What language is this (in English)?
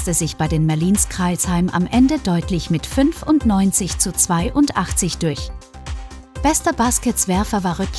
German